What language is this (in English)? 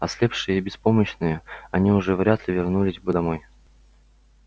Russian